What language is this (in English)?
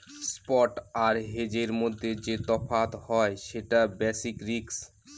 Bangla